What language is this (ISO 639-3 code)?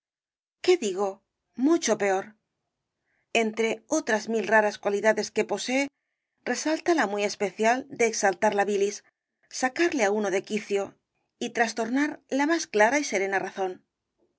spa